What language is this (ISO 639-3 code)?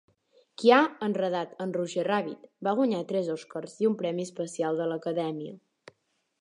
cat